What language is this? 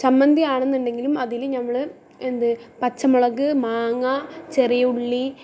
Malayalam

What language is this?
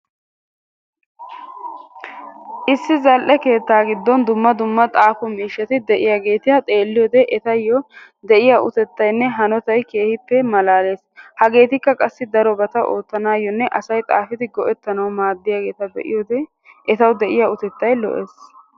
Wolaytta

